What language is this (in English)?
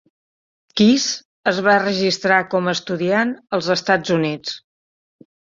Catalan